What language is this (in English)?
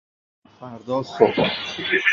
Persian